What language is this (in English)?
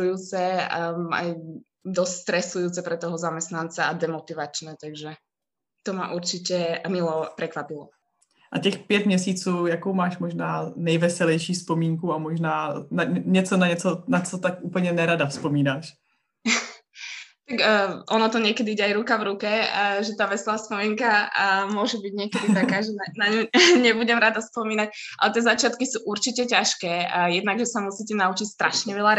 Czech